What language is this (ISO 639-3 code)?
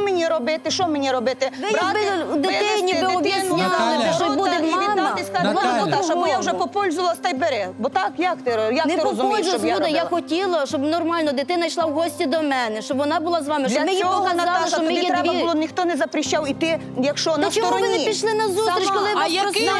ukr